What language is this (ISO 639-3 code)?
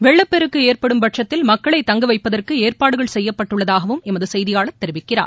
tam